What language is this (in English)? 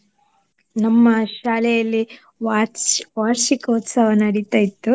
Kannada